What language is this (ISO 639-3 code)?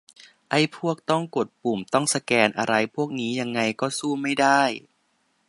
tha